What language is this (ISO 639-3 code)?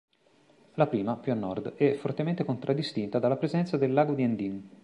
ita